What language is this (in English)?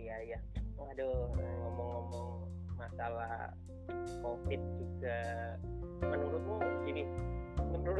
Indonesian